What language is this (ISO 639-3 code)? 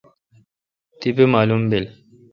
xka